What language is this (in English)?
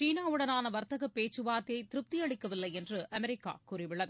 Tamil